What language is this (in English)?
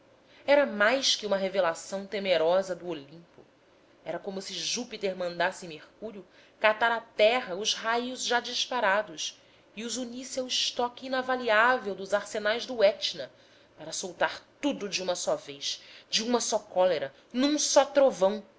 Portuguese